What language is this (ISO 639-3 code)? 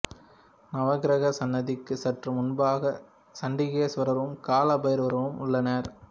tam